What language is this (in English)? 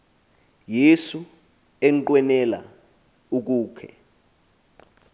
Xhosa